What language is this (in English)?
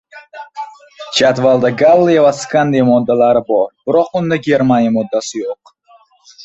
Uzbek